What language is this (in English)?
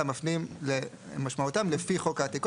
Hebrew